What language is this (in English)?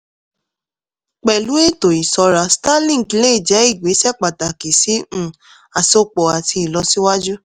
Yoruba